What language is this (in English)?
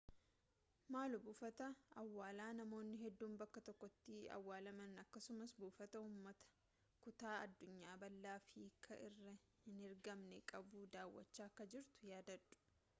Oromo